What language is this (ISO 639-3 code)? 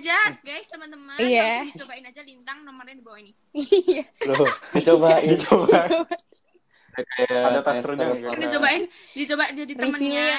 ind